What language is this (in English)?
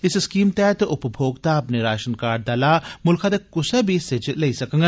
Dogri